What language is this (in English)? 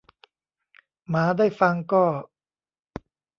Thai